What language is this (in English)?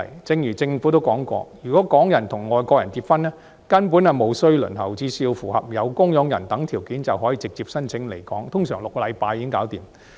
Cantonese